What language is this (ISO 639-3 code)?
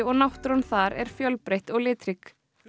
isl